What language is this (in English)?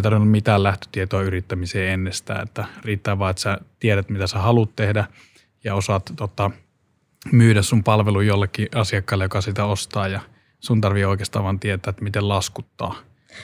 Finnish